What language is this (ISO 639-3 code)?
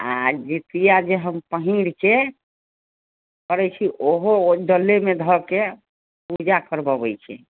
mai